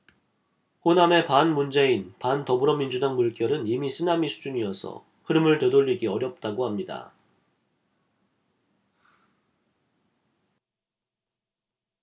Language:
Korean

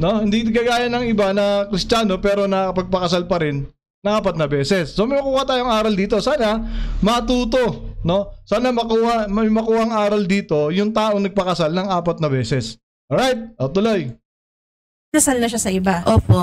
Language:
Filipino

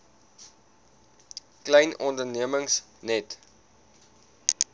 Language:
Afrikaans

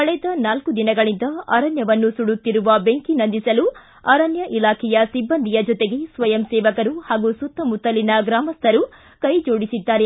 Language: Kannada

